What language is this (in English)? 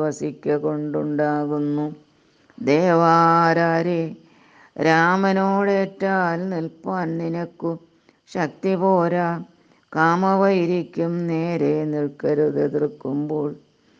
Malayalam